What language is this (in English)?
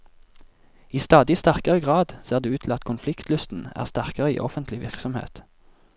Norwegian